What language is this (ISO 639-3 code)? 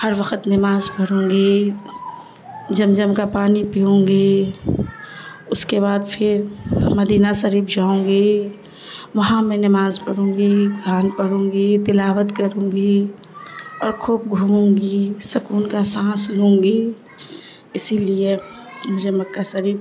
urd